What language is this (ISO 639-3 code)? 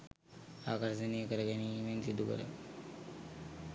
sin